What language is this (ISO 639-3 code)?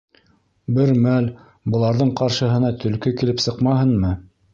bak